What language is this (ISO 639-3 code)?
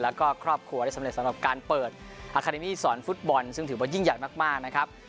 tha